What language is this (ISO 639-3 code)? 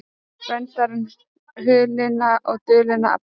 isl